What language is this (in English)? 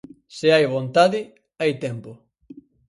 Galician